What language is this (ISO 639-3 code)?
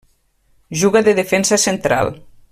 cat